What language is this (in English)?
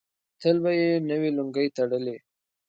Pashto